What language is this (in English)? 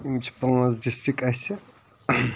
Kashmiri